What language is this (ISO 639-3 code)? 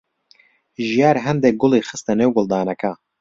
ckb